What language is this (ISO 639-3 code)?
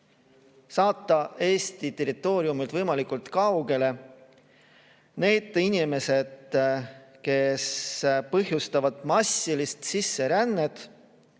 est